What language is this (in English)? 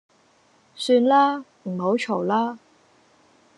Cantonese